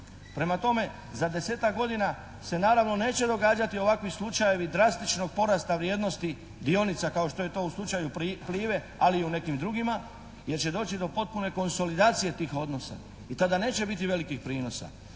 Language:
Croatian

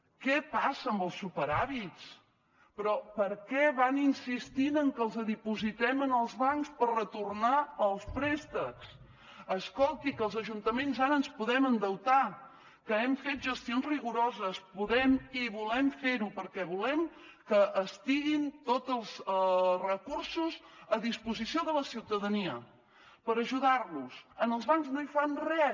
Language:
Catalan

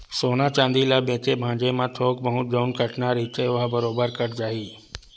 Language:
Chhattisgarhi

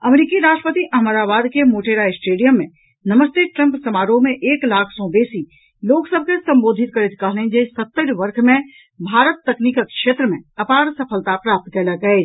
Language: Maithili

